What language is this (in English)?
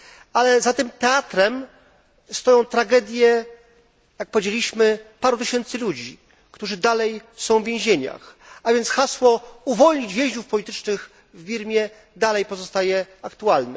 Polish